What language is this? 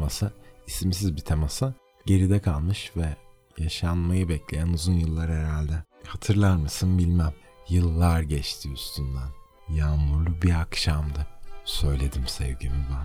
Turkish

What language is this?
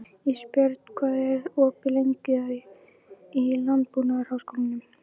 Icelandic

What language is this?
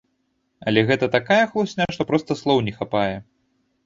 Belarusian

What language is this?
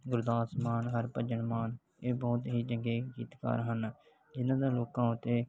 Punjabi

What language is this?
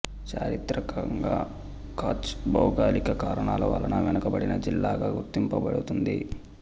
Telugu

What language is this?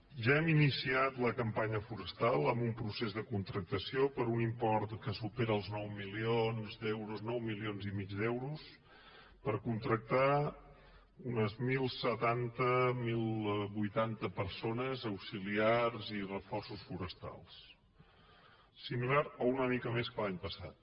Catalan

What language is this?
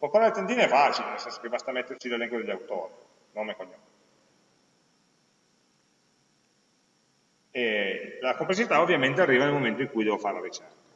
Italian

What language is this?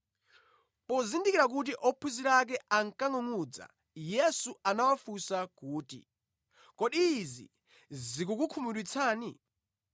Nyanja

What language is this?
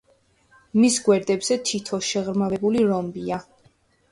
Georgian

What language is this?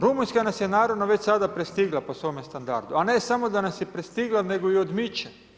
Croatian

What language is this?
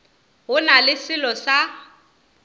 Northern Sotho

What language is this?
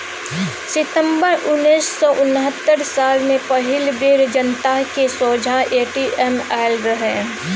Maithili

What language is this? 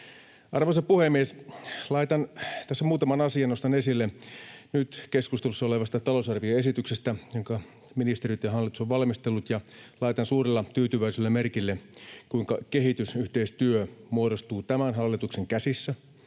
Finnish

